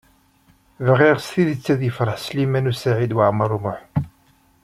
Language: Kabyle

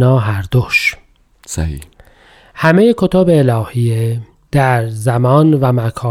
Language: Persian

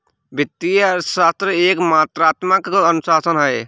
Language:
Hindi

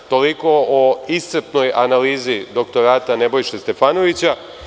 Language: Serbian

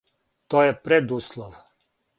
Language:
Serbian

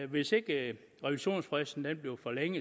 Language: Danish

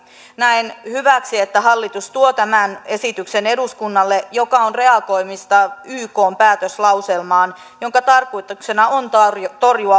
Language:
Finnish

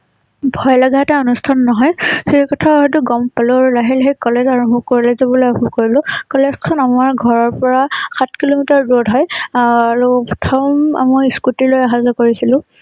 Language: Assamese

